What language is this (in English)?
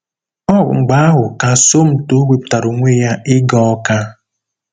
Igbo